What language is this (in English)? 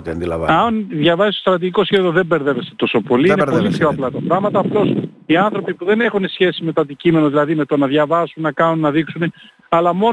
Greek